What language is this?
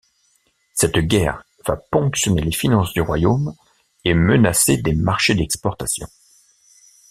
French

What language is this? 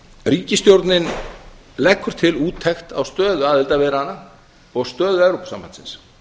Icelandic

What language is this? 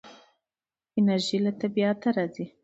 Pashto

